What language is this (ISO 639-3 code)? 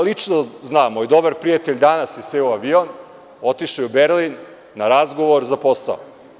srp